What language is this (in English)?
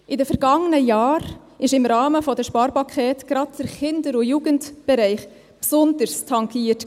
Swiss German